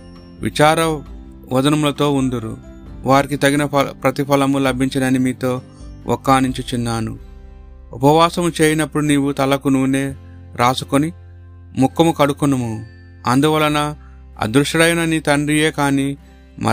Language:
Telugu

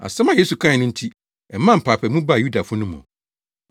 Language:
Akan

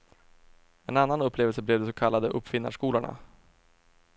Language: Swedish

